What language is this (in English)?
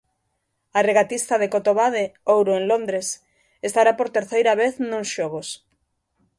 Galician